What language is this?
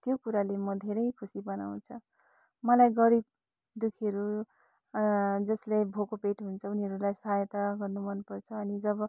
Nepali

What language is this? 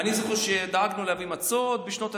Hebrew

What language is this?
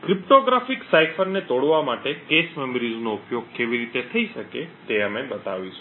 Gujarati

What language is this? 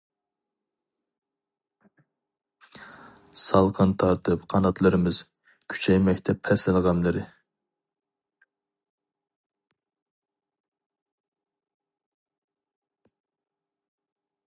Uyghur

